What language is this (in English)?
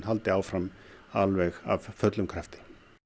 Icelandic